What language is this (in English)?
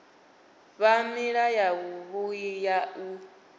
Venda